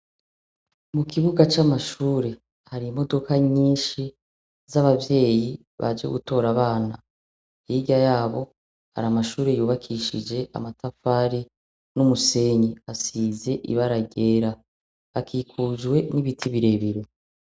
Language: Rundi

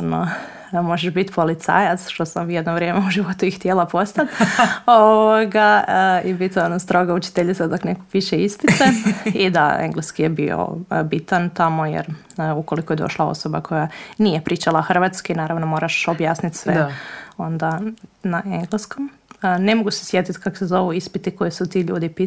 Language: Croatian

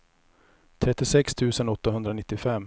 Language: Swedish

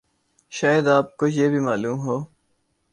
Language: Urdu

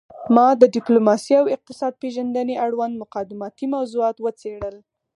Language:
Pashto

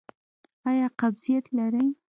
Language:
Pashto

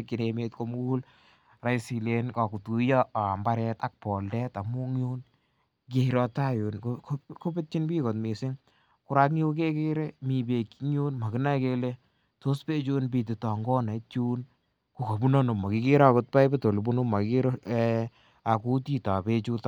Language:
Kalenjin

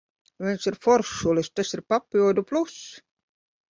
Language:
Latvian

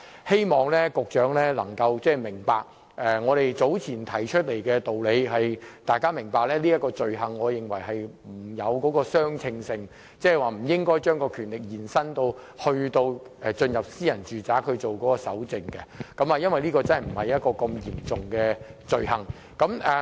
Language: Cantonese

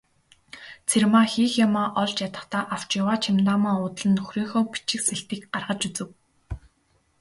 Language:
Mongolian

